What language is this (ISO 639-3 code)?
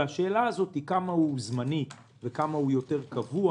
heb